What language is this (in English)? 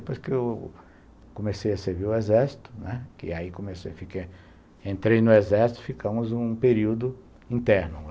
Portuguese